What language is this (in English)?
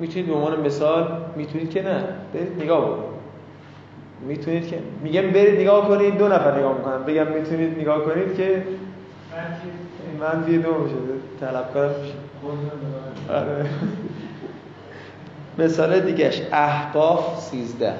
Persian